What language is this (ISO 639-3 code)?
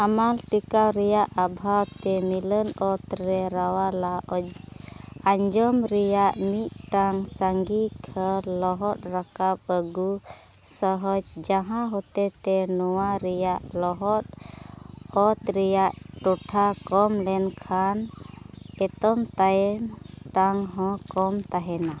sat